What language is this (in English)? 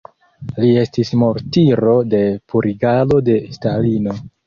Esperanto